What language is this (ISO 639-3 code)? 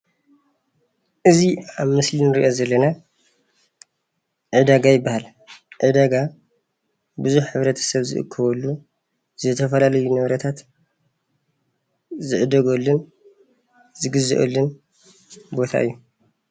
tir